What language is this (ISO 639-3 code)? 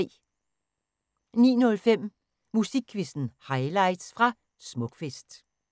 dan